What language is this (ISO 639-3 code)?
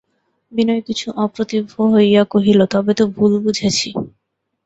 ben